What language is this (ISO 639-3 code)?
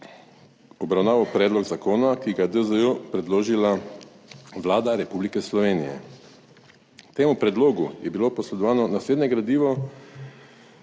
slv